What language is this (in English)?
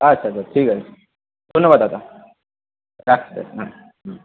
Bangla